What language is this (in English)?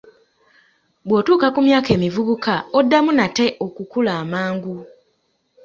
Ganda